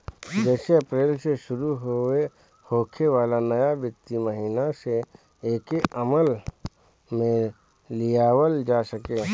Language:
Bhojpuri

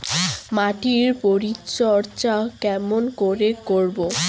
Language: Bangla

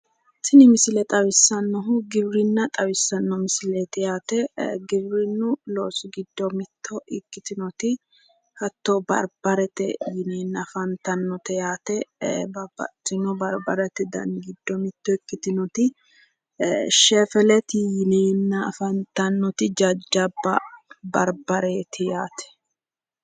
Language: Sidamo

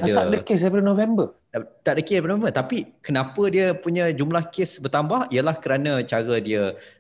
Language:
Malay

